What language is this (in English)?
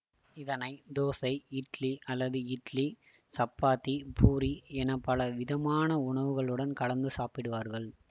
Tamil